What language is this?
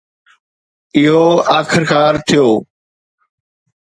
Sindhi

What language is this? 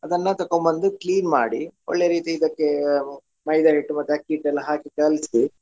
Kannada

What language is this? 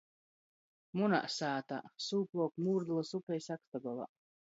Latgalian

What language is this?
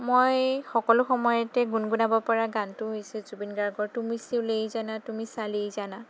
Assamese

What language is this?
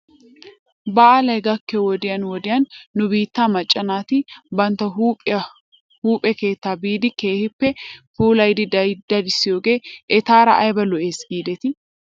Wolaytta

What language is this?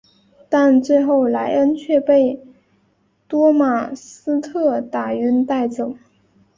Chinese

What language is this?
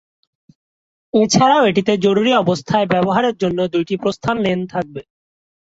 Bangla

